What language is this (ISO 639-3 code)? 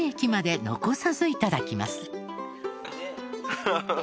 jpn